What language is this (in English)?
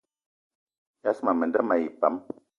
Eton (Cameroon)